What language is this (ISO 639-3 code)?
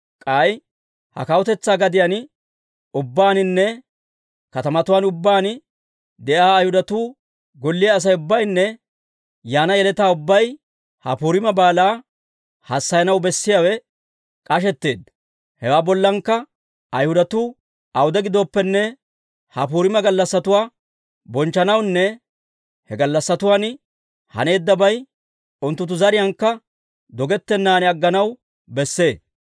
dwr